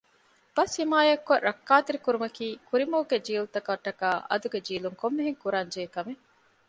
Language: Divehi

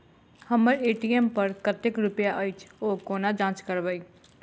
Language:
Maithili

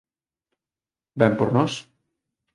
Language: Galician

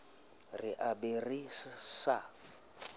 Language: Southern Sotho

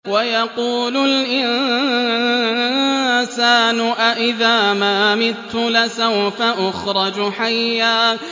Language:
Arabic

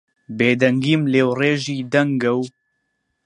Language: Central Kurdish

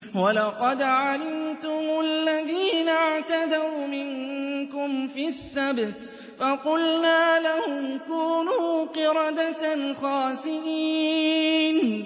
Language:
Arabic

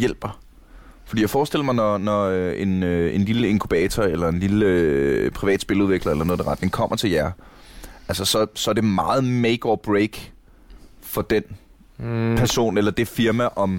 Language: Danish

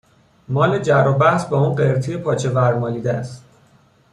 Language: Persian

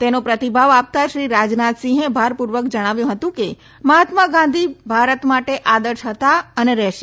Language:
Gujarati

